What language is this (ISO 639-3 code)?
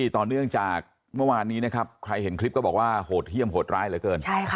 tha